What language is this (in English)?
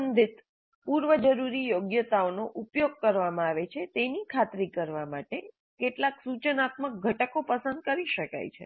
Gujarati